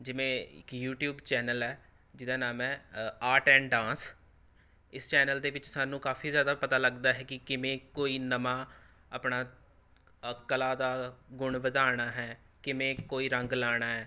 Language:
Punjabi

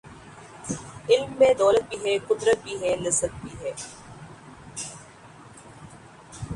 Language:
Urdu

